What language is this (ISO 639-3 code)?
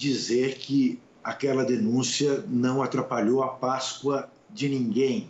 por